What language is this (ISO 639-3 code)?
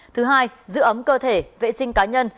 vie